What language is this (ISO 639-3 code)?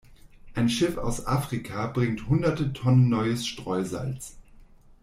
deu